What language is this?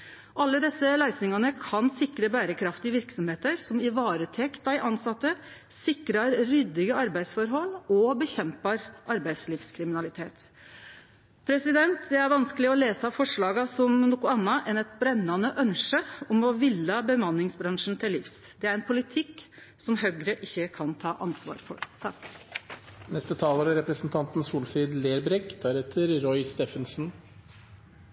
Norwegian Nynorsk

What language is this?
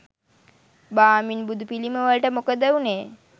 Sinhala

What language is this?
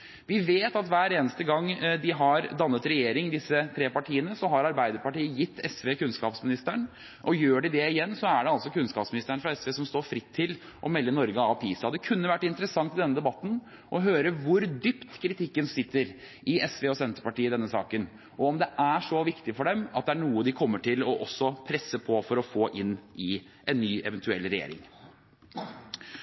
Norwegian Bokmål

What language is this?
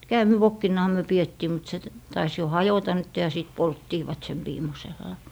Finnish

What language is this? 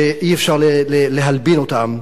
Hebrew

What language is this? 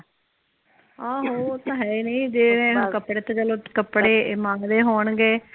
Punjabi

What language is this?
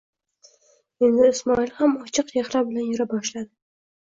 Uzbek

